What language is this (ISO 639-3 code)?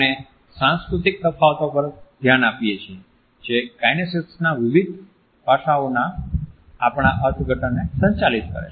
guj